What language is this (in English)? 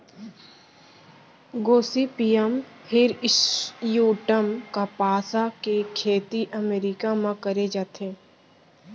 Chhattisgarhi